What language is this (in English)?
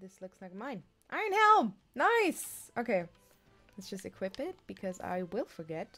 English